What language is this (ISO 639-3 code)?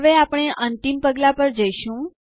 guj